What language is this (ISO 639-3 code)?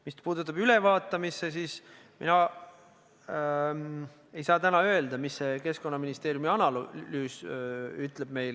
est